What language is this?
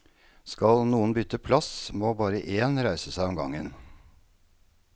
Norwegian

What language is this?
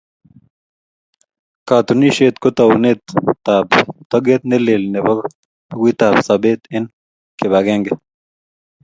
Kalenjin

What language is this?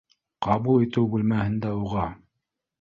Bashkir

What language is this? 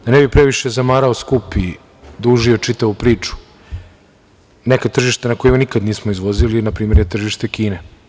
Serbian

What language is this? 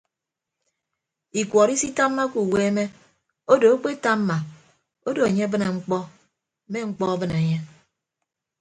Ibibio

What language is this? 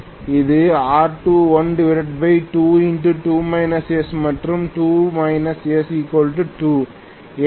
Tamil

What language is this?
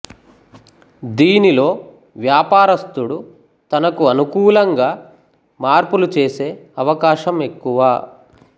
Telugu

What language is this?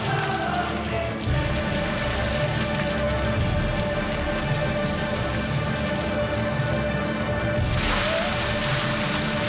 Icelandic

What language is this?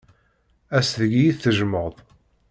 Kabyle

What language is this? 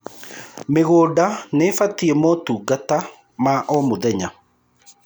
Kikuyu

